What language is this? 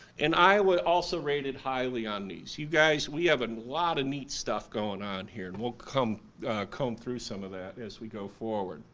English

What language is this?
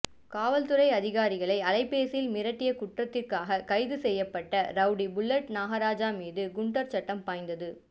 Tamil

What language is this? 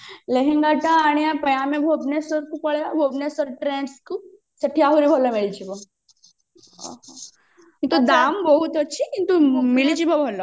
Odia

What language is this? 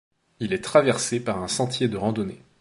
French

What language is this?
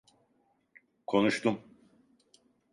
Turkish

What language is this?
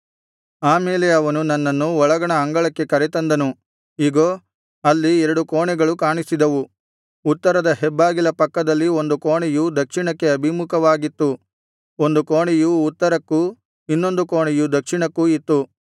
Kannada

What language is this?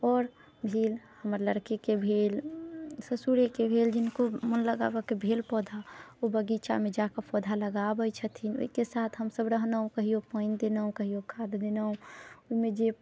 Maithili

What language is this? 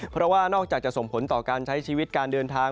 Thai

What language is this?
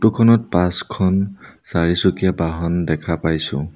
Assamese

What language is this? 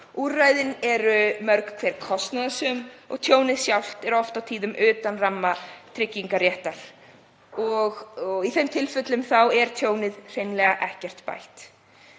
Icelandic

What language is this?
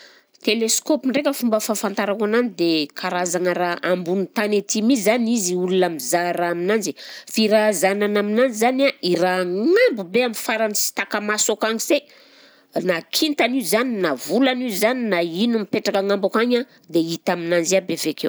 Southern Betsimisaraka Malagasy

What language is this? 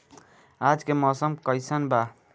Bhojpuri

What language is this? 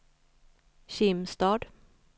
Swedish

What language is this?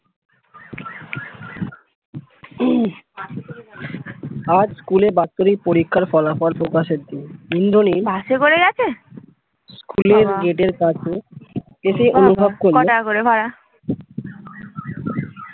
Bangla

